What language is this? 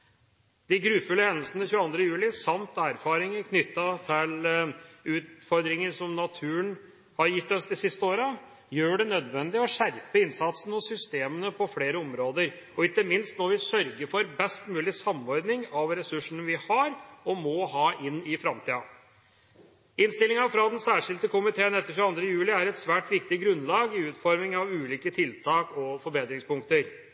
Norwegian Bokmål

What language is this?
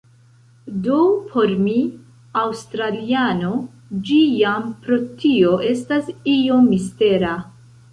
Esperanto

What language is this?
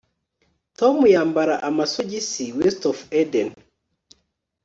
Kinyarwanda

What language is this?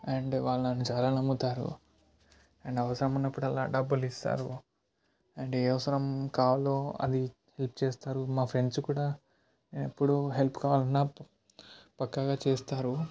Telugu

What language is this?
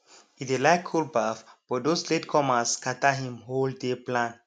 Nigerian Pidgin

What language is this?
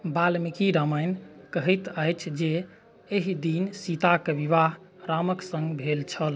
Maithili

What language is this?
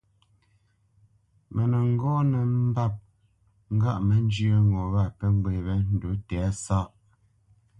Bamenyam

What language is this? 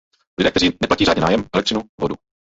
Czech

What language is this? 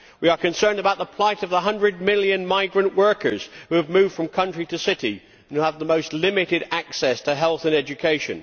English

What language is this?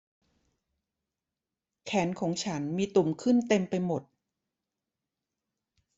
Thai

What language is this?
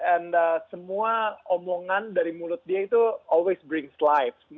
Indonesian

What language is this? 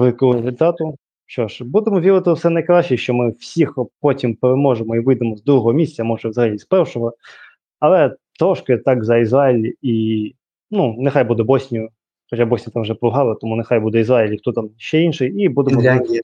Ukrainian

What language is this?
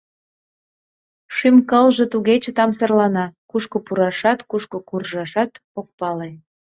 Mari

